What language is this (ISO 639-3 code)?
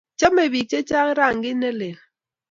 kln